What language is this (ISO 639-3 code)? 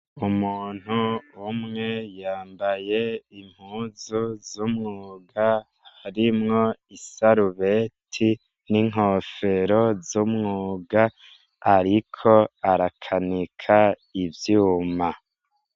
run